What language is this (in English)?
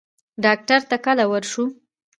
Pashto